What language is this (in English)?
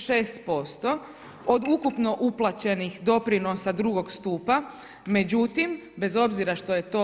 Croatian